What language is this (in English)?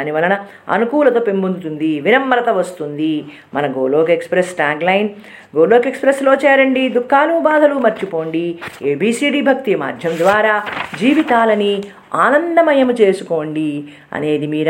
Telugu